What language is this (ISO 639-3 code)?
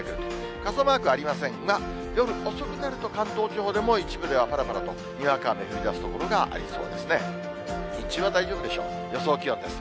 jpn